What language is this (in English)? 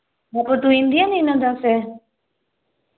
Sindhi